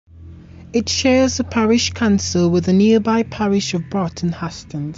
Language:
English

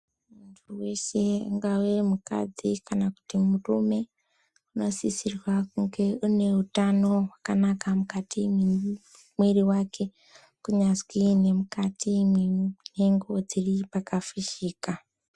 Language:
Ndau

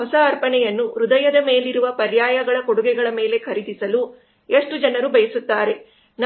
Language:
Kannada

